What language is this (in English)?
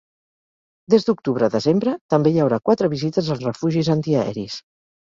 Catalan